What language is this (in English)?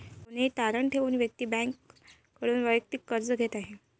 Marathi